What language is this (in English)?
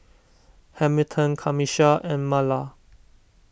English